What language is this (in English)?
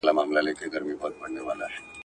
Pashto